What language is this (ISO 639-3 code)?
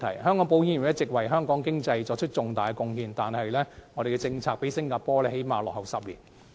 yue